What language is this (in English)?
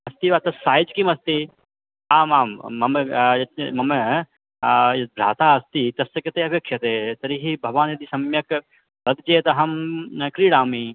Sanskrit